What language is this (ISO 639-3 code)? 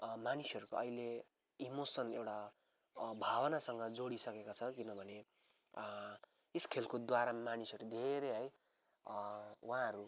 nep